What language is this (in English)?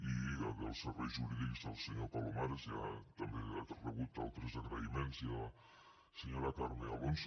Catalan